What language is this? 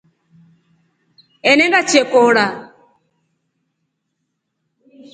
Rombo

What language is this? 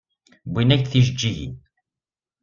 Kabyle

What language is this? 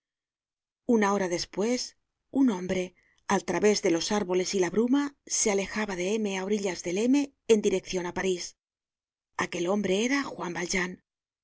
Spanish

